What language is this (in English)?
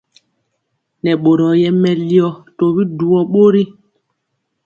Mpiemo